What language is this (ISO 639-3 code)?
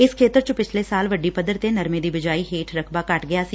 pan